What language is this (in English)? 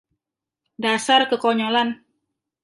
Indonesian